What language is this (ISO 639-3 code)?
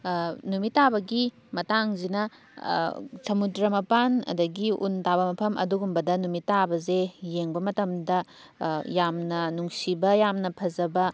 mni